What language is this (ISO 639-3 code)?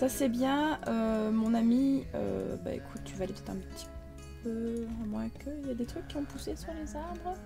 fra